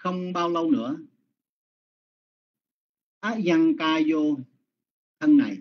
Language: Vietnamese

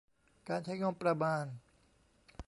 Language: Thai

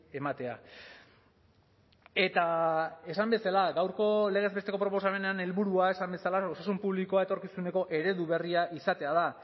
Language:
Basque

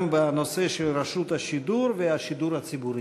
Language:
Hebrew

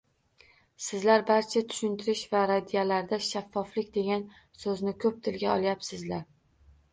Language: Uzbek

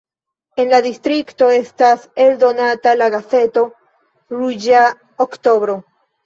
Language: Esperanto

